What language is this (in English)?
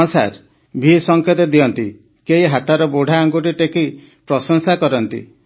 Odia